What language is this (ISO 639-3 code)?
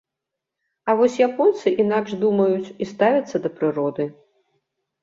bel